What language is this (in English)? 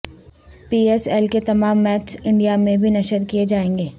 Urdu